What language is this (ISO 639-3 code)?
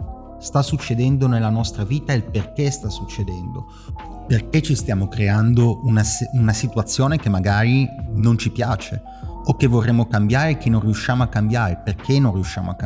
ita